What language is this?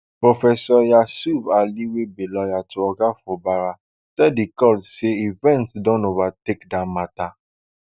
Nigerian Pidgin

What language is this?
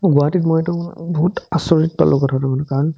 Assamese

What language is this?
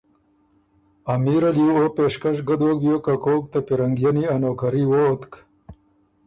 Ormuri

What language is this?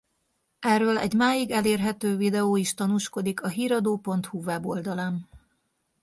Hungarian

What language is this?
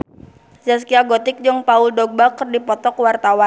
Sundanese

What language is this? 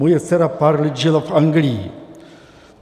Czech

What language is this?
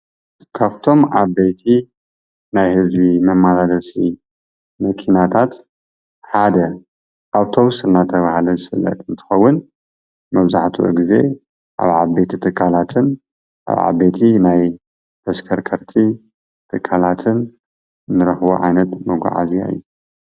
Tigrinya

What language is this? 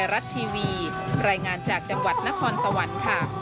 Thai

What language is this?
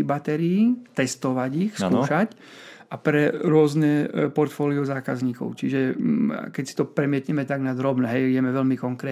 Slovak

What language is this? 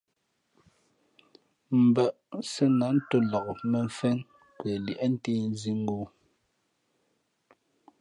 Fe'fe'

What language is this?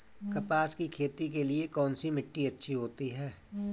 Hindi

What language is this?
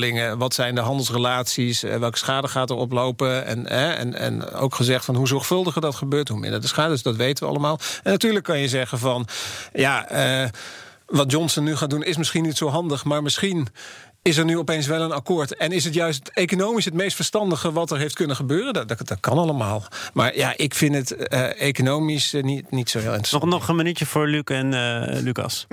Dutch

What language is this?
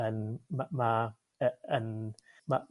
Welsh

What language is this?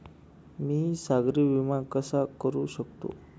Marathi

